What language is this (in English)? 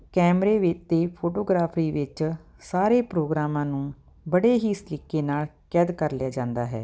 Punjabi